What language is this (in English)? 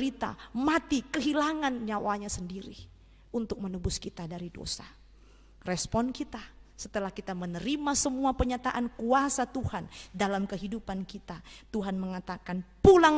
Indonesian